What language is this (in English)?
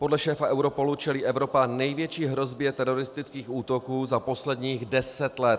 Czech